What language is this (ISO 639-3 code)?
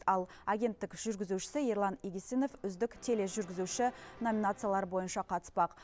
kaz